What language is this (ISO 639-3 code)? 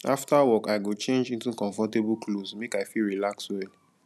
pcm